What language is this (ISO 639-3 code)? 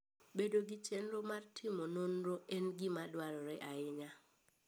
luo